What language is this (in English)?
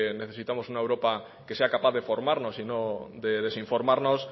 Spanish